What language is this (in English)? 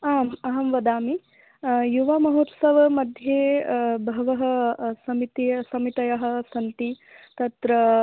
Sanskrit